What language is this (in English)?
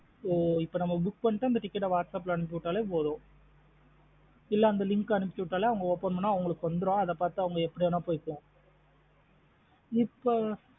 Tamil